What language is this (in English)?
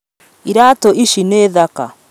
Kikuyu